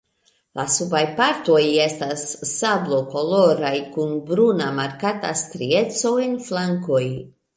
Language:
Esperanto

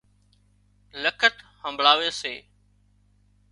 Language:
Wadiyara Koli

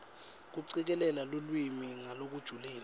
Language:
Swati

